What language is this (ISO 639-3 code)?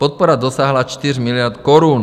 ces